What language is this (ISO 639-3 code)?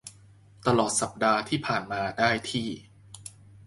tha